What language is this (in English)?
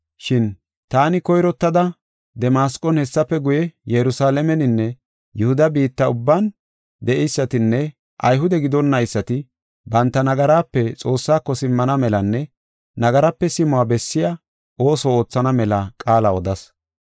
Gofa